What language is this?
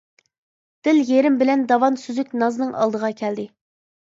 Uyghur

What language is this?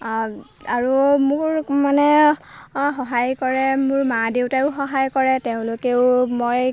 Assamese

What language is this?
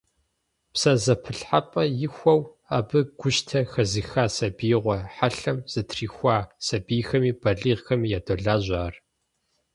Kabardian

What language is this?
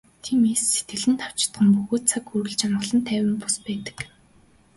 Mongolian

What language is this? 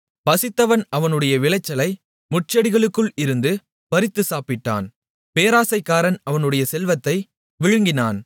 Tamil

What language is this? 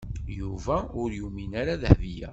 Kabyle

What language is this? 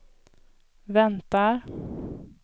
Swedish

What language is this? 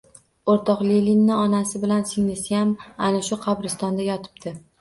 Uzbek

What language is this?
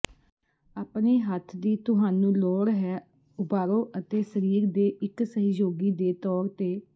Punjabi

